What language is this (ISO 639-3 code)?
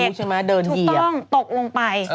tha